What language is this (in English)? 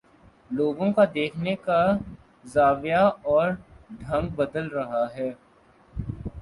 Urdu